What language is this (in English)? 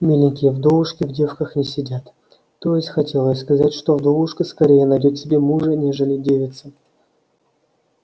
Russian